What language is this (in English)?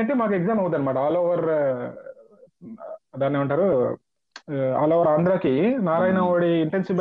Telugu